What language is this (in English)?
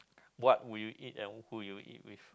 English